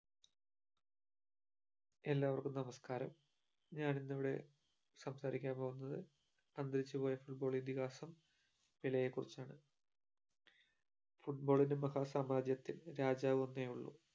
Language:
Malayalam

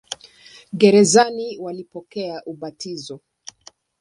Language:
Swahili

